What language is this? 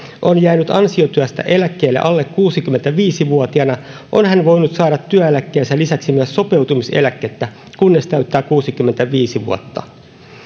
Finnish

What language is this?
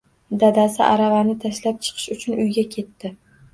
Uzbek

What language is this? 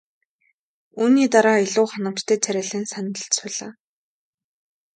Mongolian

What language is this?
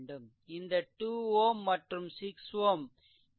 Tamil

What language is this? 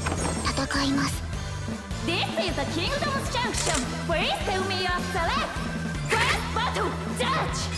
Japanese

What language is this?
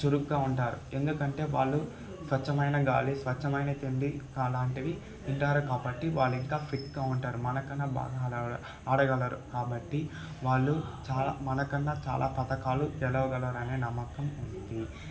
Telugu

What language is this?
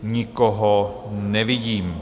Czech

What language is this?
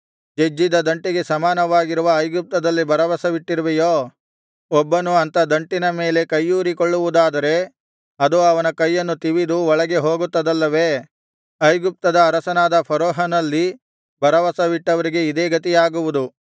Kannada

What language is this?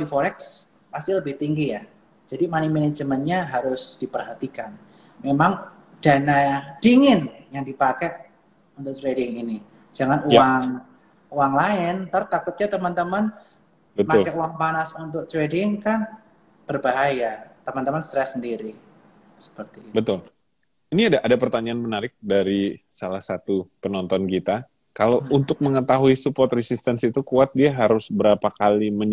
Indonesian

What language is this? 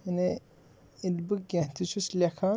Kashmiri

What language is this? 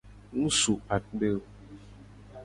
Gen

